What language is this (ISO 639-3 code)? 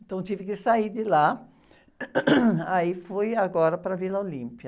por